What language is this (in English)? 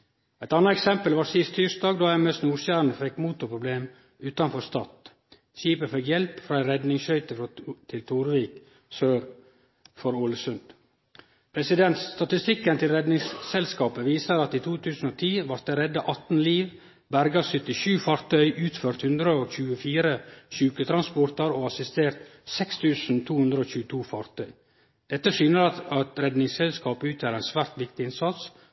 Norwegian Nynorsk